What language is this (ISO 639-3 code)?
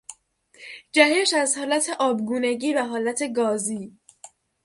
fas